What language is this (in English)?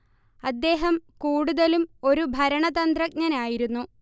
Malayalam